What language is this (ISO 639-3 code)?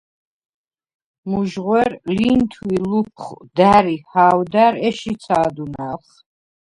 sva